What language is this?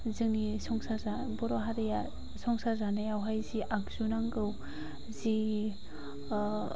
Bodo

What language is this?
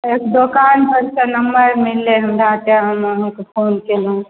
Maithili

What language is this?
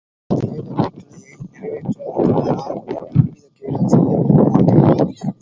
Tamil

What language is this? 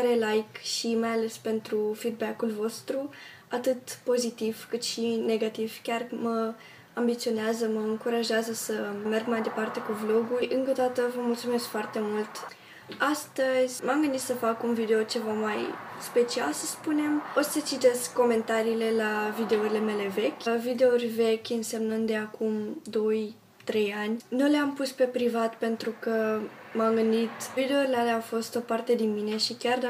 Romanian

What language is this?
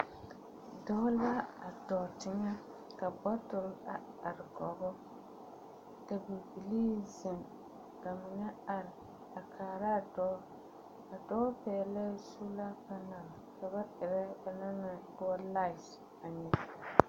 Southern Dagaare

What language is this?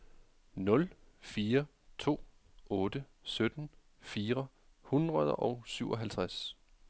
Danish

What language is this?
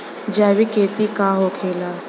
Bhojpuri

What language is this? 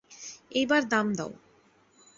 Bangla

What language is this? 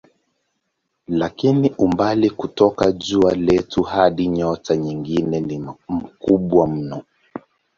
Swahili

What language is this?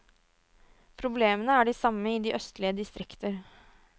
Norwegian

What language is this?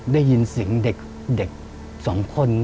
Thai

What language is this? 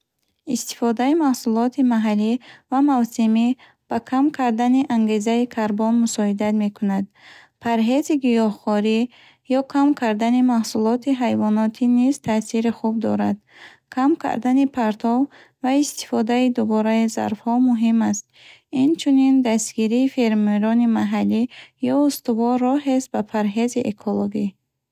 Bukharic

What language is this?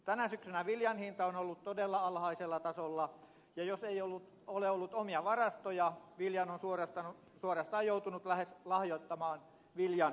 Finnish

